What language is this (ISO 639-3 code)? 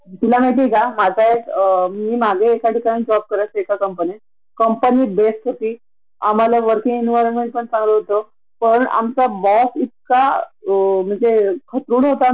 mar